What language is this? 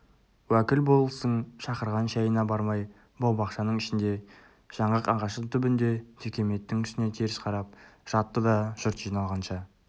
Kazakh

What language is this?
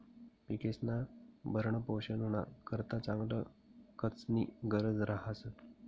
Marathi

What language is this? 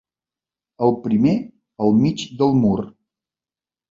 Catalan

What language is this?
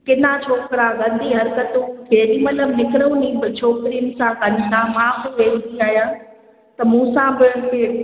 Sindhi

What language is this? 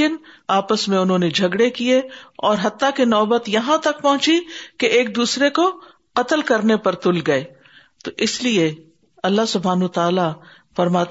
Urdu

